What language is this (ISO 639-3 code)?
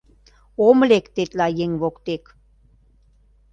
chm